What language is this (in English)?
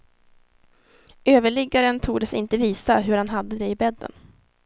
Swedish